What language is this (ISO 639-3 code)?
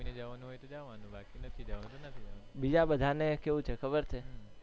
guj